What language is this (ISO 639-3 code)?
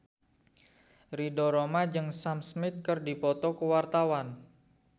sun